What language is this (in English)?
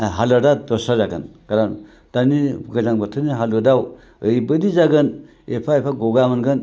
Bodo